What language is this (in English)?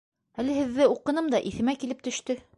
Bashkir